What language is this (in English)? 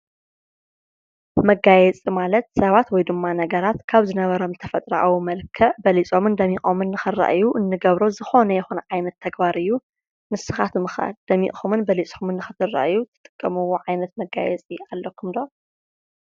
Tigrinya